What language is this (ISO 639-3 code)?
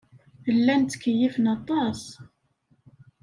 kab